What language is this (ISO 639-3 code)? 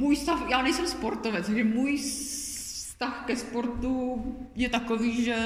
ces